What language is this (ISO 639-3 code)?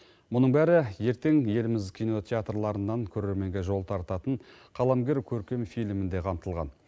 kaz